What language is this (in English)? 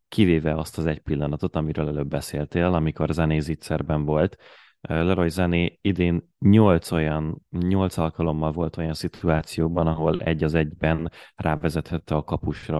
Hungarian